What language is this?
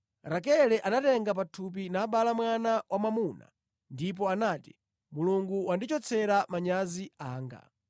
Nyanja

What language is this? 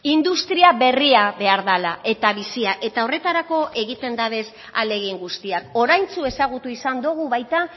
Basque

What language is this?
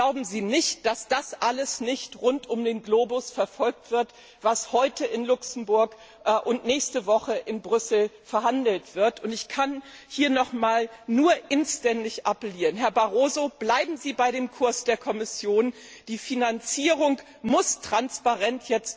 German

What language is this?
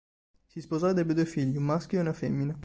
Italian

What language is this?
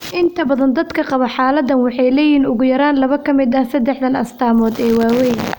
Somali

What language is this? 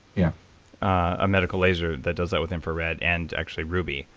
English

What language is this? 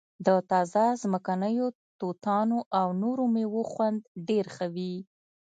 Pashto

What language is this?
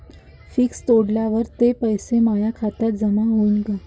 Marathi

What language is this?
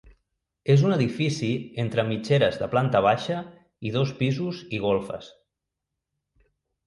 Catalan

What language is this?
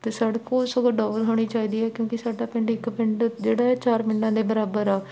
Punjabi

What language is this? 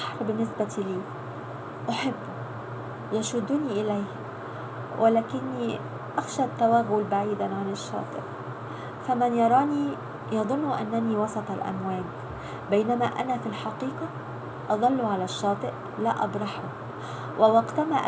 Arabic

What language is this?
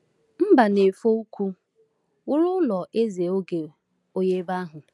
Igbo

